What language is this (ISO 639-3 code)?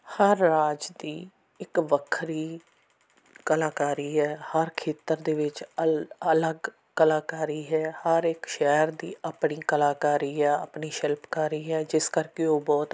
pan